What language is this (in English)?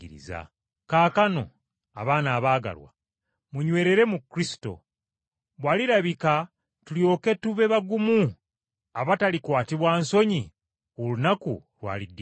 Ganda